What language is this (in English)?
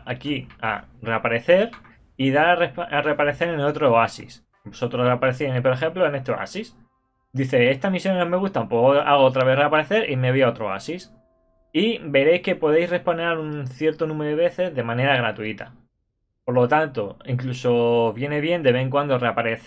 Spanish